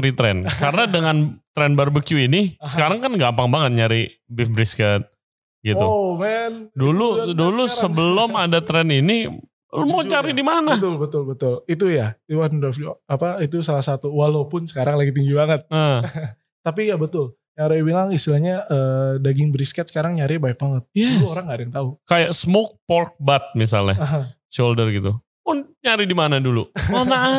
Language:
Indonesian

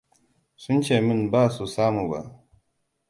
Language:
Hausa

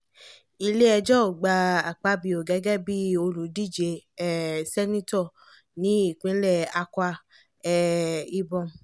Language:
Yoruba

